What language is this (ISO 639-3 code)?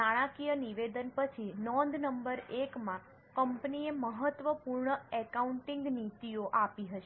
guj